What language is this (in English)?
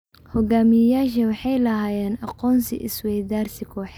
Somali